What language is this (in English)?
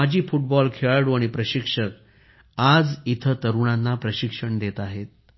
Marathi